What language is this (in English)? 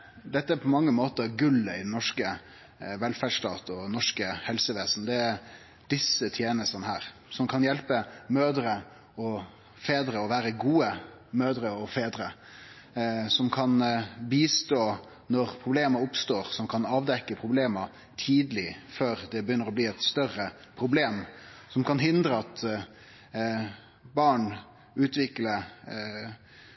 Norwegian Nynorsk